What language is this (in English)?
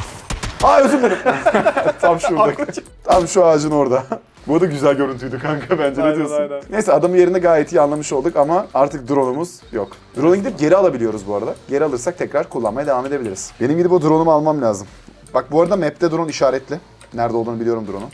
Turkish